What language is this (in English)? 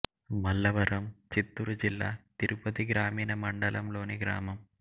Telugu